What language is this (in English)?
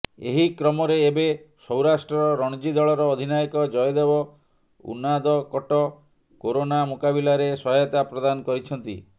Odia